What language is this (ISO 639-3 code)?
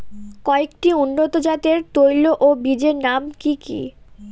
ben